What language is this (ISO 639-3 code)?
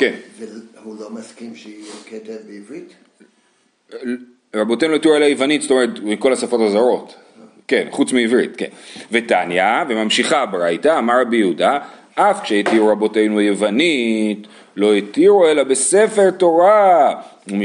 heb